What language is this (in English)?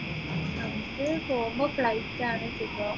Malayalam